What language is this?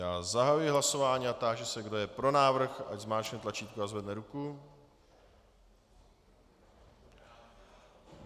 Czech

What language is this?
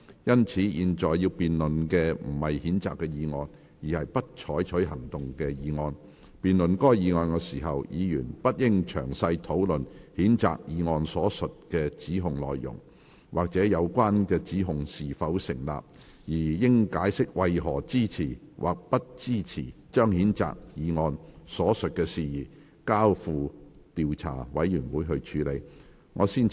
Cantonese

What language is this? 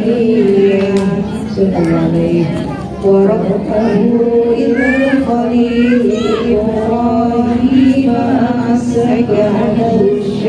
Indonesian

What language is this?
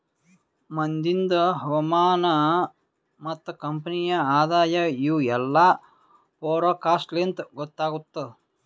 Kannada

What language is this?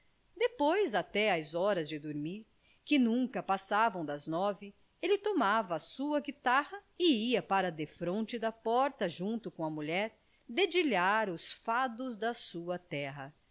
Portuguese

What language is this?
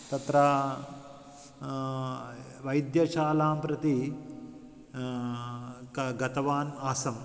Sanskrit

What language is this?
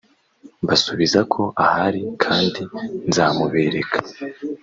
Kinyarwanda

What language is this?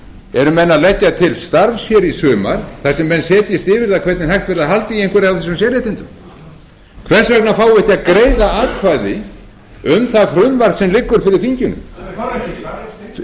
Icelandic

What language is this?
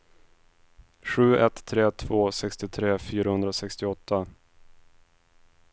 Swedish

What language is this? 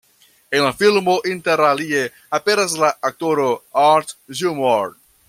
Esperanto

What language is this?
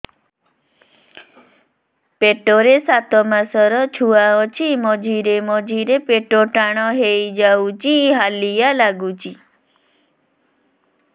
Odia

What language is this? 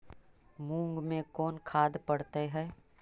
Magahi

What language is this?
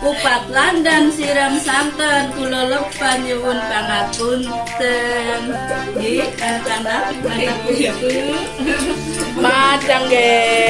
Indonesian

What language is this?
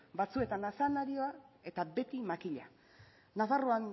Basque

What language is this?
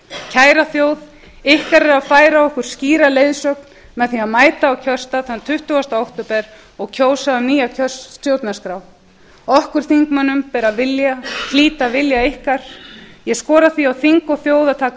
Icelandic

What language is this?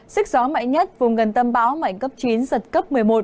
Vietnamese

